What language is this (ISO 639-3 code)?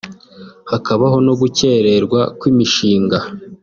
kin